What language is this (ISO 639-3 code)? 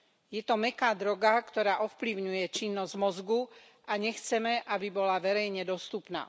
slk